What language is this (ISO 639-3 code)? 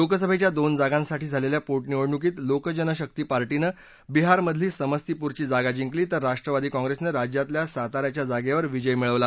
mar